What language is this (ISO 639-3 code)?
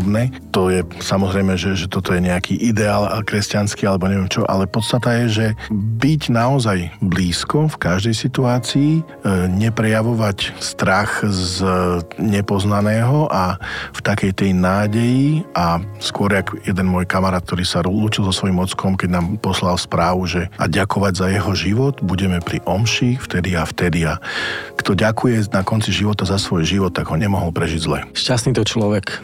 slk